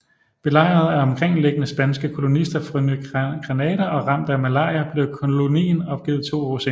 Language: Danish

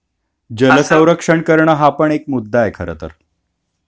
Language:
Marathi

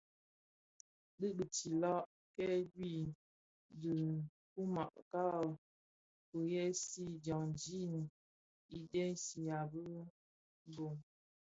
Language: Bafia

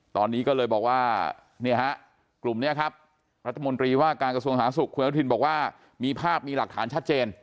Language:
Thai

